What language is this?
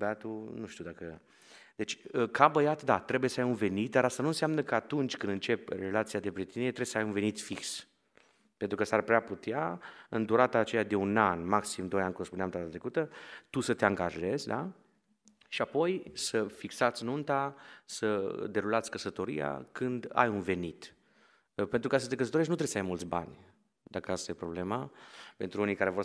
Romanian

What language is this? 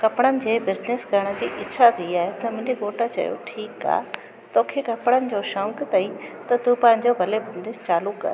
Sindhi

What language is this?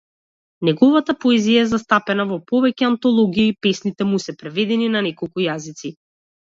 Macedonian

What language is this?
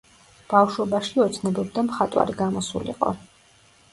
Georgian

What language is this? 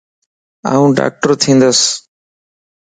Lasi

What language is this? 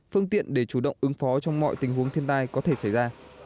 Vietnamese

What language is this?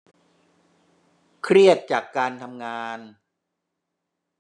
Thai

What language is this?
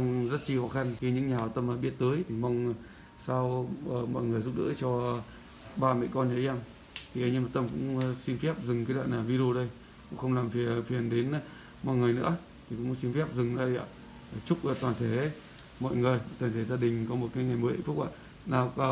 Vietnamese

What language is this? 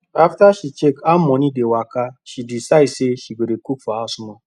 Nigerian Pidgin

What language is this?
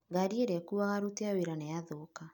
Kikuyu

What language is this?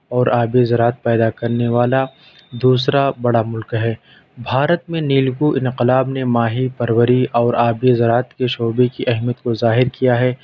Urdu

